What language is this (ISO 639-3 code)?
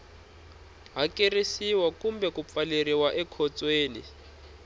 tso